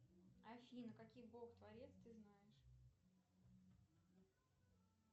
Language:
Russian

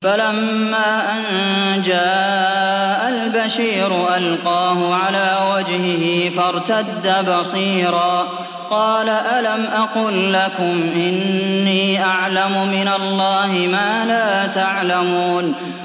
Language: Arabic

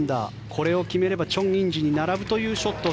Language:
Japanese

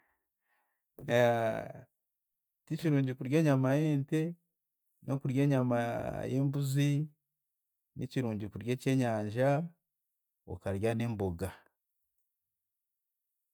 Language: Chiga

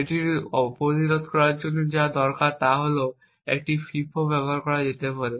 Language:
Bangla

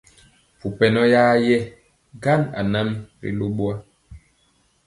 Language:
Mpiemo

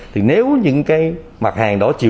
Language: Vietnamese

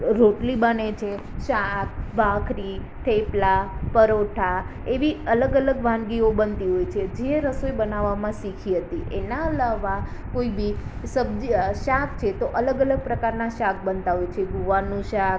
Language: Gujarati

